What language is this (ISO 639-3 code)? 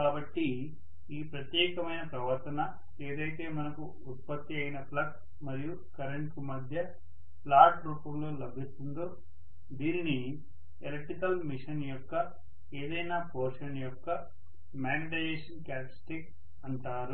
tel